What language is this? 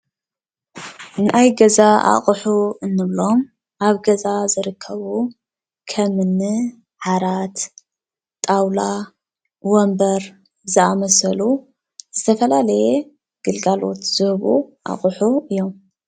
Tigrinya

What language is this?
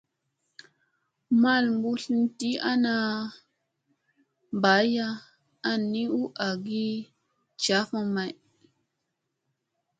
Musey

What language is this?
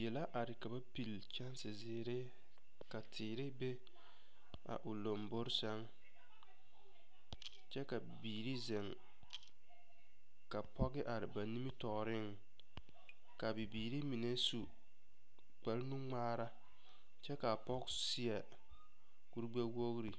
Southern Dagaare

